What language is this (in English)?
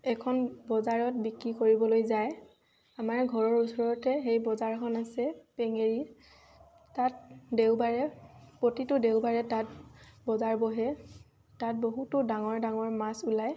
Assamese